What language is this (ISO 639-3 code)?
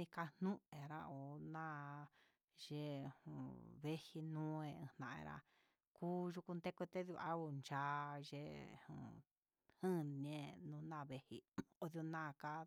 mxs